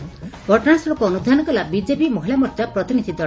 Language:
Odia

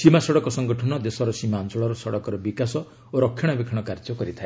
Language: Odia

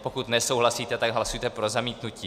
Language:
Czech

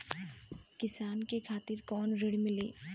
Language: Bhojpuri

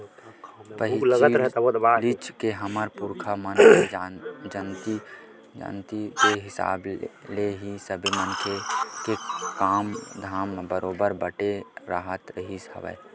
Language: Chhattisgarhi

